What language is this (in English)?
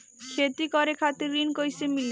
Bhojpuri